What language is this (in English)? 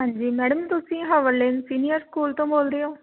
Punjabi